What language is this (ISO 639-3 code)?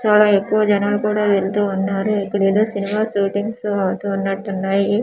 tel